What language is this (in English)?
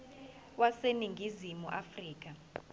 Zulu